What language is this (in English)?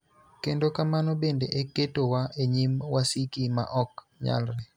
Luo (Kenya and Tanzania)